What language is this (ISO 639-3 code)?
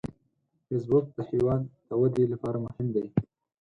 pus